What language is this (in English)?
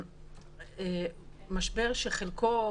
Hebrew